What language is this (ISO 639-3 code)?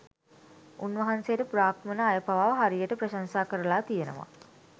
sin